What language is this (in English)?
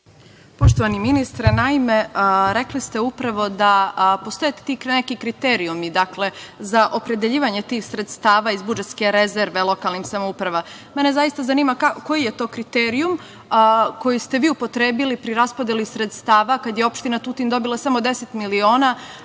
Serbian